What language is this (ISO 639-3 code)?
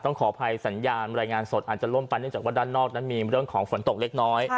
tha